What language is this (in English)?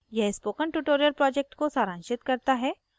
Hindi